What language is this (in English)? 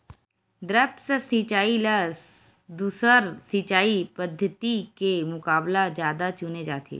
Chhattisgarhi